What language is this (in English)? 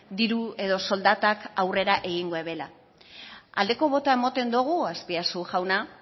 Basque